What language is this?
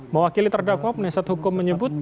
Indonesian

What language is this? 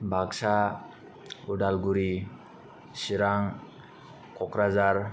Bodo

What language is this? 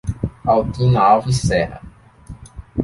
Portuguese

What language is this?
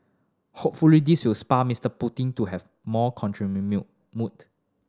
English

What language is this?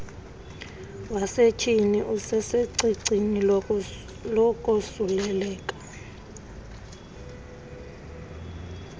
Xhosa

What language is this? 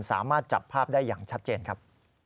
Thai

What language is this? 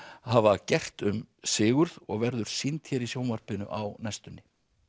Icelandic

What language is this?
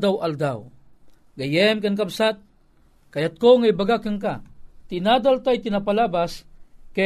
Filipino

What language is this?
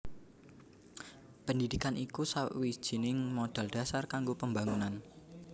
Javanese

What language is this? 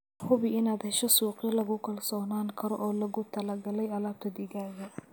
Somali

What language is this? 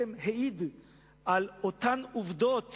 Hebrew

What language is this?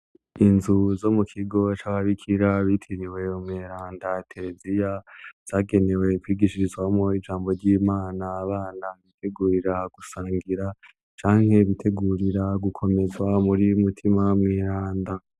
Rundi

